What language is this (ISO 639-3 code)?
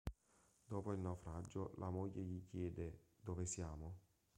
ita